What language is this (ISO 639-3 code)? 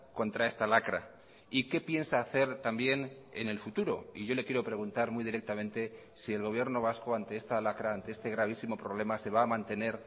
spa